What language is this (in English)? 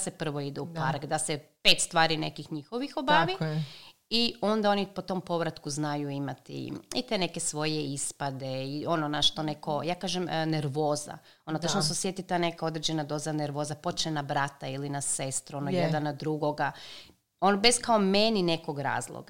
Croatian